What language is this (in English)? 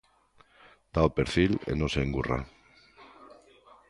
Galician